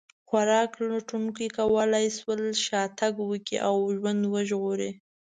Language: Pashto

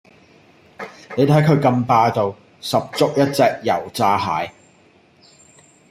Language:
Cantonese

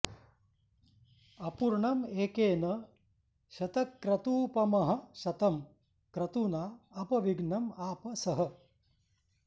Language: Sanskrit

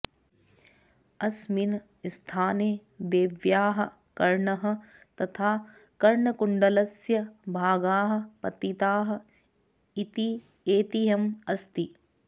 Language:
Sanskrit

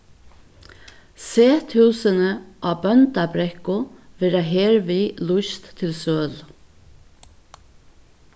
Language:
Faroese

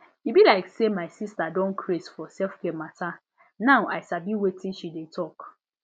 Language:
Nigerian Pidgin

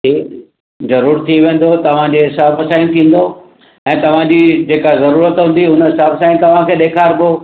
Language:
Sindhi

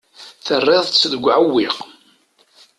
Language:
Kabyle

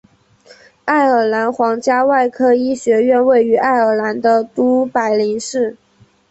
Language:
Chinese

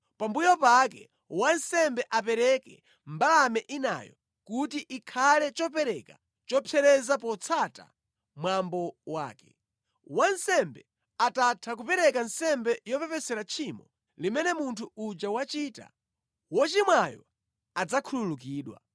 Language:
Nyanja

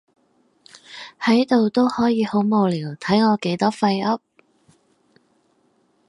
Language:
Cantonese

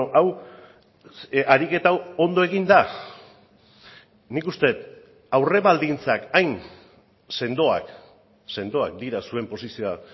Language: Basque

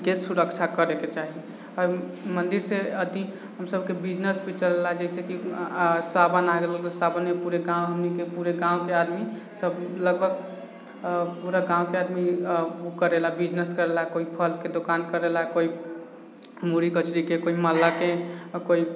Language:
Maithili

